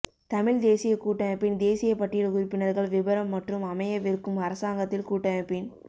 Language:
Tamil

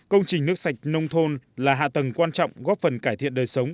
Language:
Vietnamese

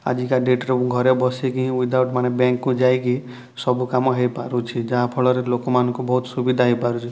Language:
Odia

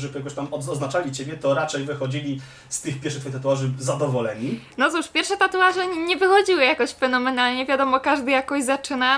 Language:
Polish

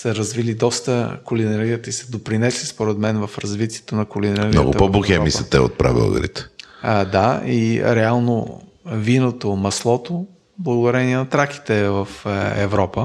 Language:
Bulgarian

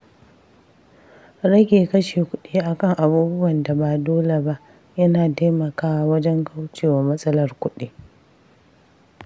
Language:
Hausa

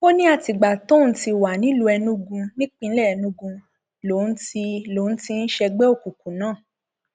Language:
Yoruba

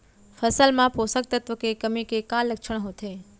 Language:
Chhattisgarhi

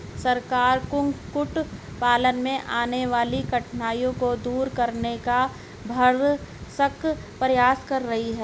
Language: Hindi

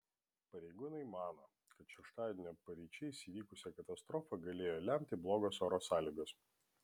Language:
Lithuanian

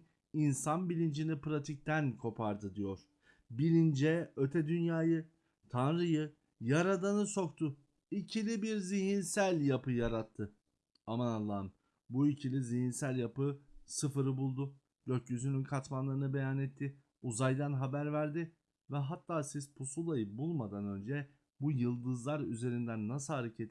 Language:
Turkish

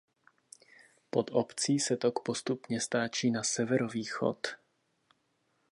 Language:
Czech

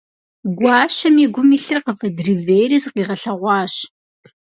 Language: Kabardian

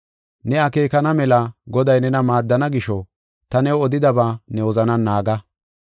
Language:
Gofa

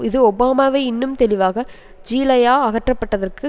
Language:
Tamil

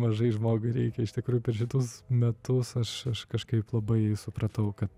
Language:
Lithuanian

